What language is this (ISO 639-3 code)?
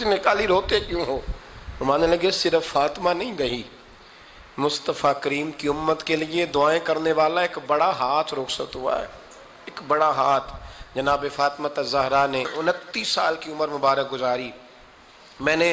urd